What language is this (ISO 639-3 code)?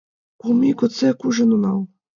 chm